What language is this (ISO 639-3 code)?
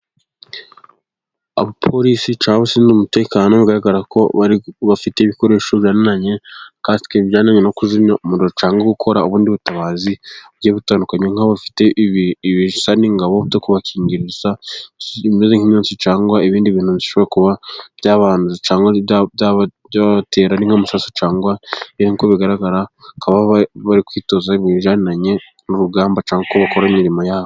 kin